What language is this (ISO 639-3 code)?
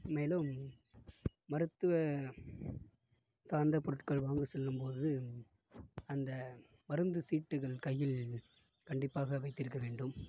tam